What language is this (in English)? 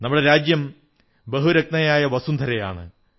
Malayalam